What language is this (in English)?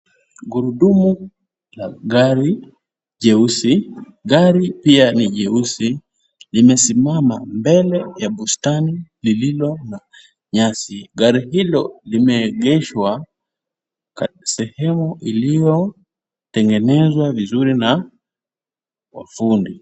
Swahili